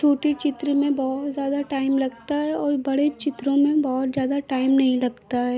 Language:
Hindi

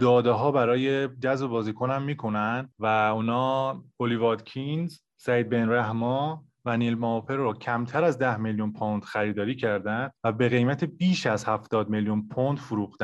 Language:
Persian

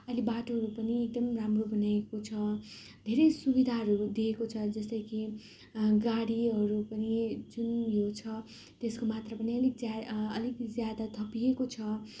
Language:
Nepali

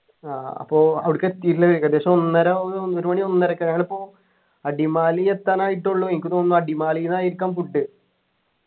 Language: Malayalam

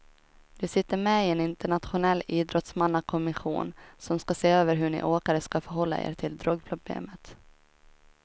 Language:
Swedish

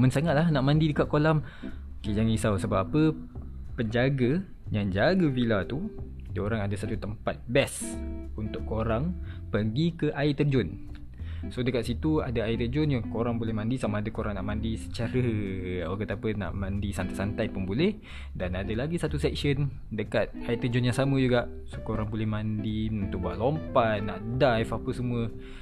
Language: Malay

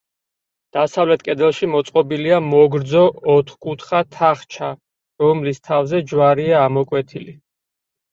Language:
Georgian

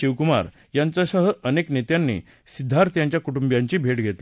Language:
Marathi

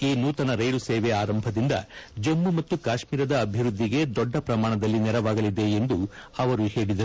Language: Kannada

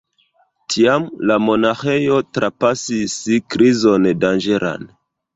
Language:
Esperanto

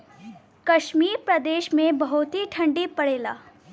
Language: Bhojpuri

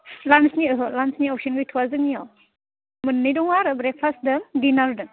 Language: Bodo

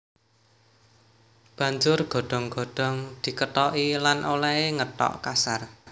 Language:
Javanese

